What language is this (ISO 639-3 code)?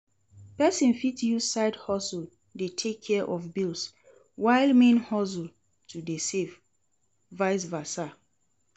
pcm